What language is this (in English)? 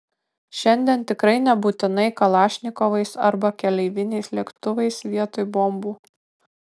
Lithuanian